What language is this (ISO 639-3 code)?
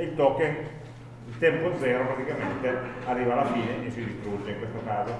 ita